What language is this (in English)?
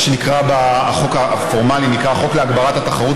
Hebrew